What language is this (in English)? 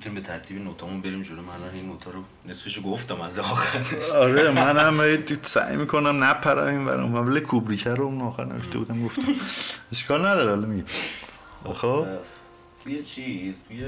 Persian